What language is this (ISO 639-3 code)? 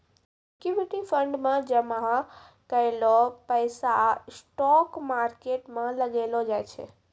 mai